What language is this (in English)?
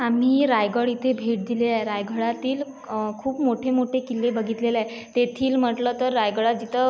Marathi